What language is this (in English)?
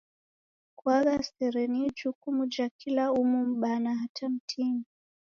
Taita